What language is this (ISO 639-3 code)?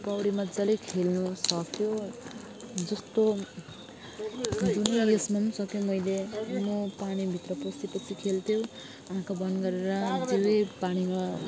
nep